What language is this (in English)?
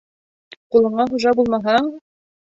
Bashkir